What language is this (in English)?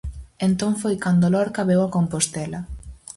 Galician